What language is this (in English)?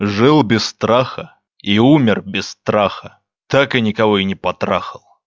Russian